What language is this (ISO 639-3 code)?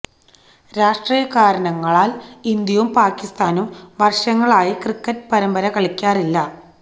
mal